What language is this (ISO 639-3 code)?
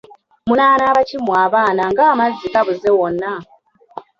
lug